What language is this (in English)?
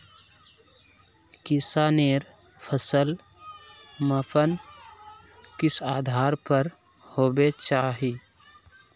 Magahi